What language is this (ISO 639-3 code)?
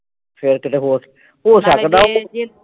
pan